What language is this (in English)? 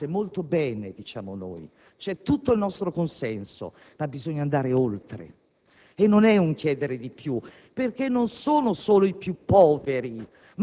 Italian